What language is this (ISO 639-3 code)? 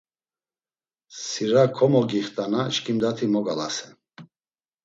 lzz